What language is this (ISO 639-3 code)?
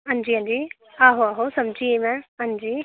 doi